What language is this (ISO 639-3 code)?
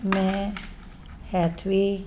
pan